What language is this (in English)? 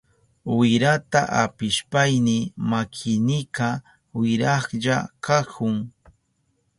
Southern Pastaza Quechua